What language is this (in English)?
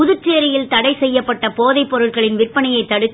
Tamil